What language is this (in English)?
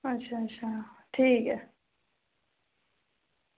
Dogri